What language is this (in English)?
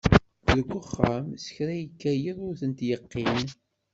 Kabyle